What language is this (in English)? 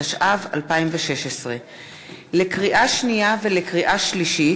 Hebrew